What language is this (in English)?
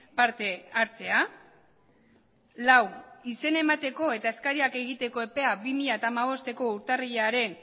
Basque